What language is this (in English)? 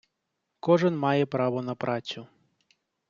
Ukrainian